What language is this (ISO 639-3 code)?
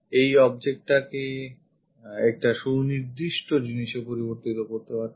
ben